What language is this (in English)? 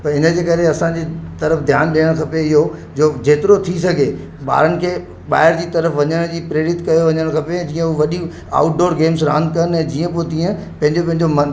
Sindhi